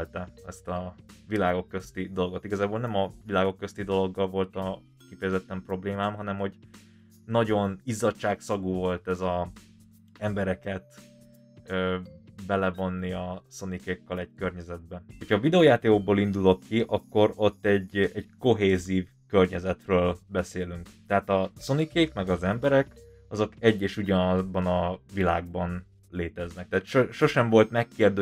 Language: Hungarian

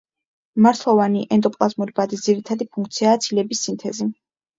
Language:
Georgian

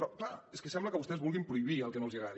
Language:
Catalan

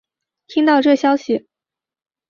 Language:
Chinese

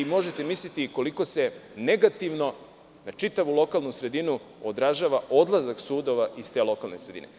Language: Serbian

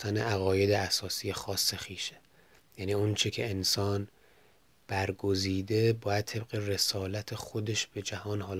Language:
Persian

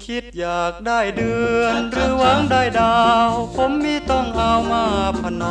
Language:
Thai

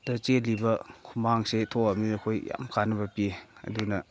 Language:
Manipuri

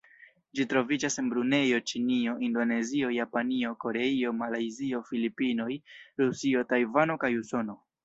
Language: Esperanto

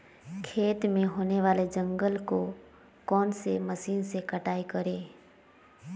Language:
Magahi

